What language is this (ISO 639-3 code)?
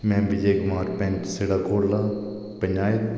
doi